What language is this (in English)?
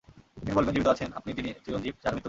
Bangla